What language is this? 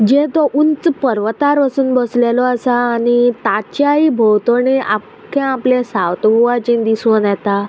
Konkani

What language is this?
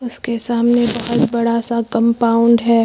Hindi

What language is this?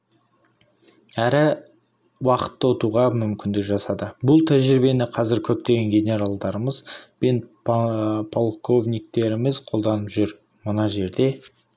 Kazakh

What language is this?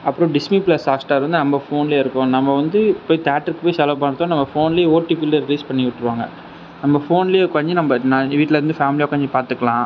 Tamil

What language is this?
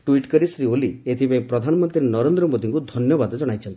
Odia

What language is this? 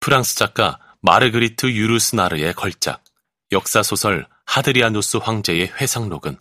Korean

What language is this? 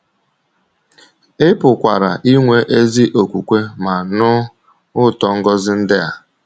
Igbo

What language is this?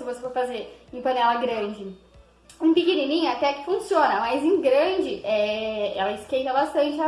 Portuguese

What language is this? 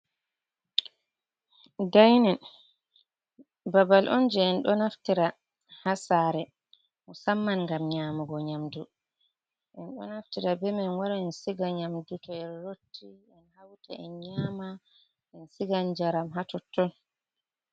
Fula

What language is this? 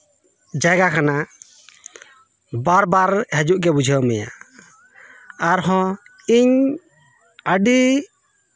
Santali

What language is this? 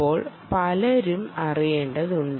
Malayalam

